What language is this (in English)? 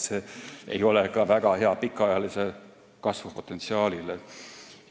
Estonian